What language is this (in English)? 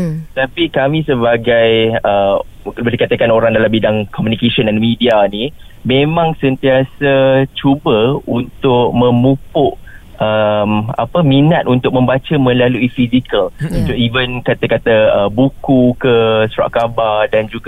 Malay